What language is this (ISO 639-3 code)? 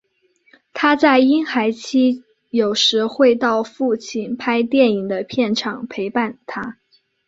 zho